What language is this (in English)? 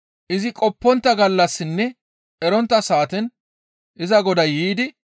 Gamo